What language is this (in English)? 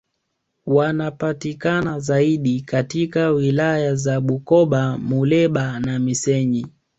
Swahili